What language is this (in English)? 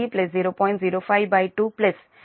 Telugu